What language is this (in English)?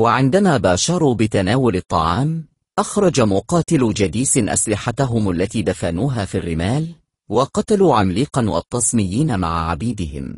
Arabic